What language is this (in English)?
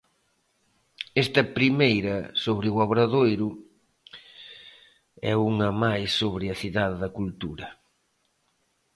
Galician